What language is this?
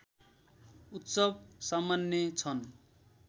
Nepali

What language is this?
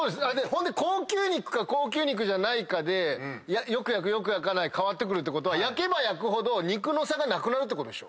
Japanese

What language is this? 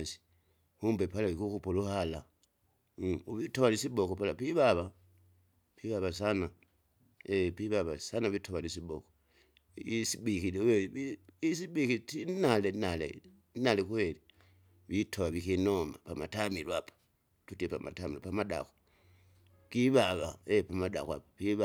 Kinga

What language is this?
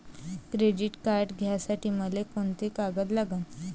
Marathi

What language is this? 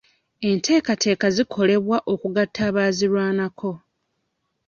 Ganda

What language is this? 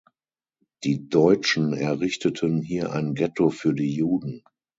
German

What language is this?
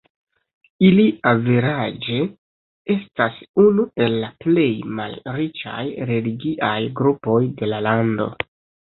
Esperanto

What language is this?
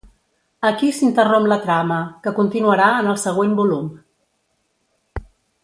Catalan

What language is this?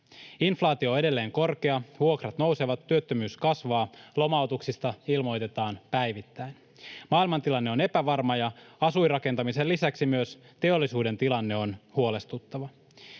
Finnish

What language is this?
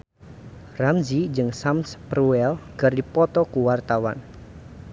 Sundanese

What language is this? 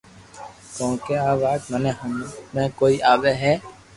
Loarki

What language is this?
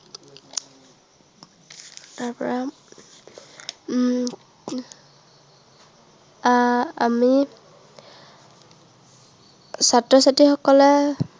Assamese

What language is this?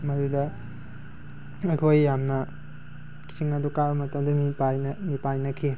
Manipuri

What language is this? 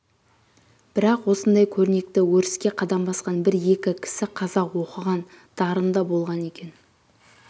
Kazakh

